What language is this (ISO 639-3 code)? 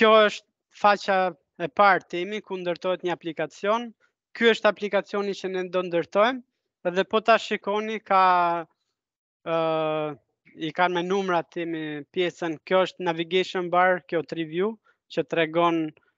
ron